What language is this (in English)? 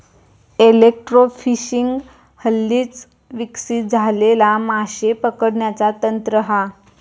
Marathi